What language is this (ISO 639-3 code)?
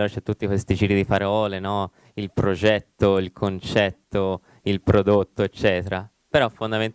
ita